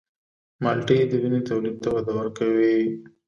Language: Pashto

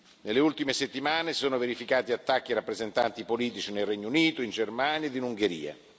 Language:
Italian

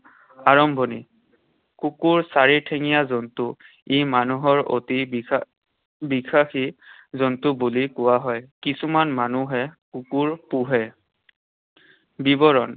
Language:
Assamese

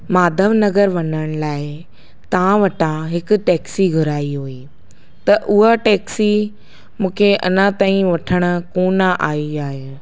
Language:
Sindhi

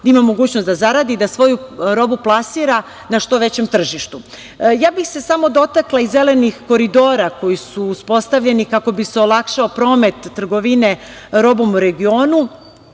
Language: Serbian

